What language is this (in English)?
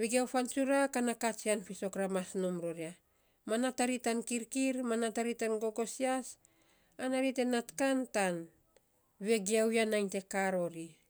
Saposa